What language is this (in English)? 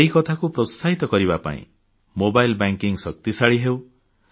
Odia